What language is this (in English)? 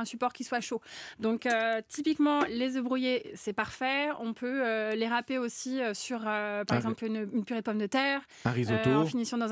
French